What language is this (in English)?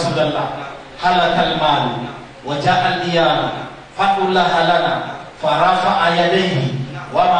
Indonesian